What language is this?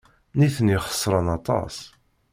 Kabyle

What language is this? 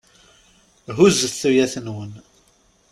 Kabyle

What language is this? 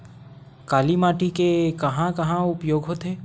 Chhattisgarhi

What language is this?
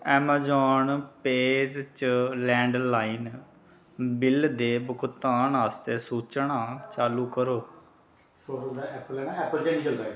Dogri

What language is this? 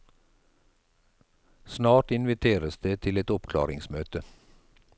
Norwegian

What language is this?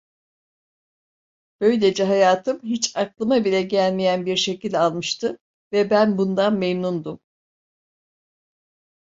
Turkish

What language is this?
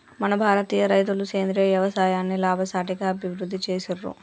Telugu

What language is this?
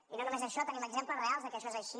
Catalan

